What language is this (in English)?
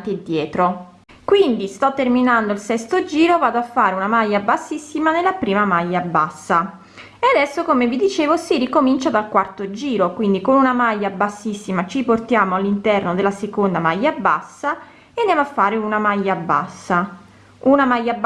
Italian